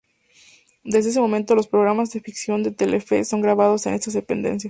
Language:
Spanish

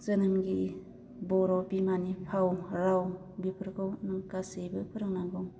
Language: Bodo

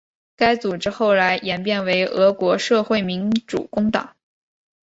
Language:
Chinese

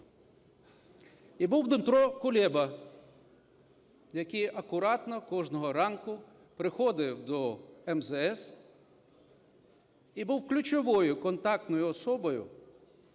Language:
Ukrainian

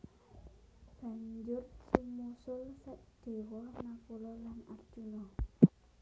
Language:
Javanese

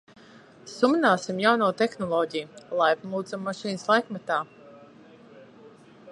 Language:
Latvian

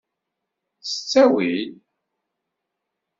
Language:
Kabyle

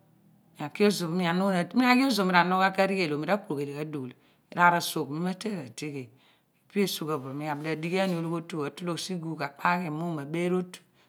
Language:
Abua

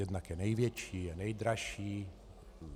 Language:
Czech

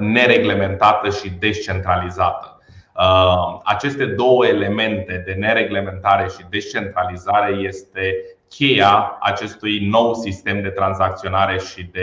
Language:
Romanian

